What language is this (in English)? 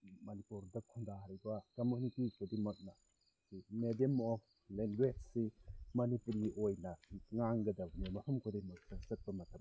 Manipuri